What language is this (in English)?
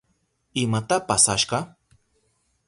Southern Pastaza Quechua